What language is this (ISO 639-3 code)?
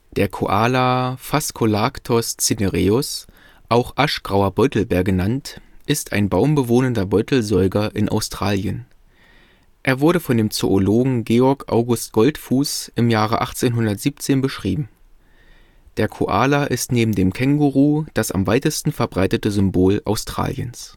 deu